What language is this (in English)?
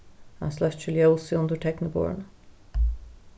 Faroese